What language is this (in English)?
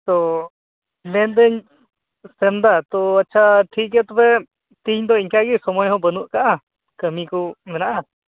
Santali